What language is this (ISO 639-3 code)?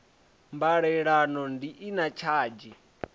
ven